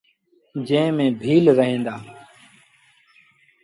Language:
Sindhi Bhil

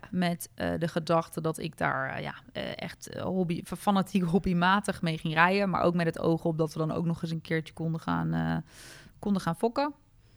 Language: Dutch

